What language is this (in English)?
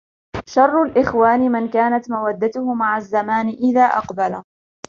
Arabic